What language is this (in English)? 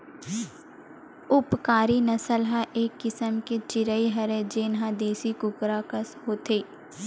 Chhattisgarhi